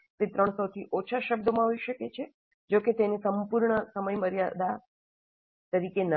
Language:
Gujarati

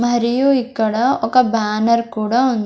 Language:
Telugu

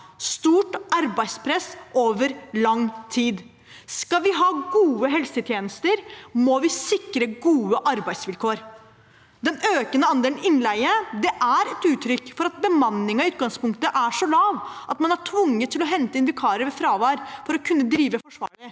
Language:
Norwegian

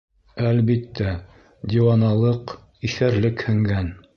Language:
Bashkir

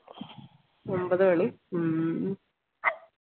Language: Malayalam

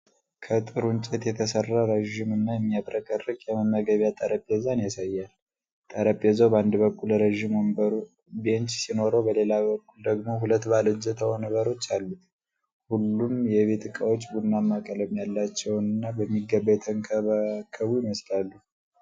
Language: Amharic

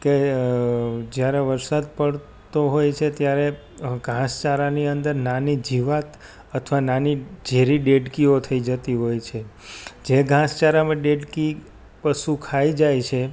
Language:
Gujarati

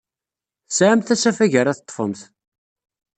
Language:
Kabyle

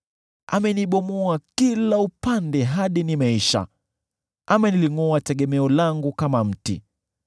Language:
Swahili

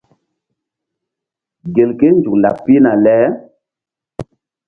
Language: Mbum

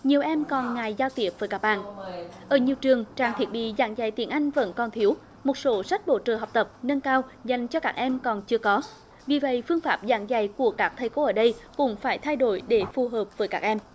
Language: Vietnamese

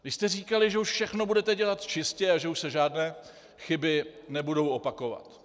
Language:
Czech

